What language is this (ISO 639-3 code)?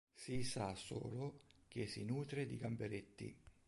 ita